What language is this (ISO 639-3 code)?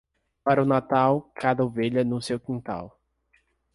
por